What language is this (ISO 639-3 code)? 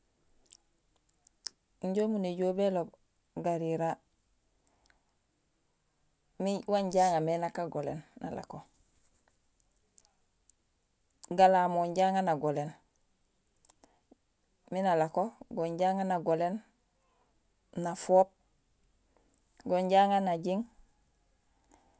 gsl